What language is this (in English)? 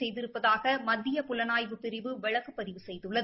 Tamil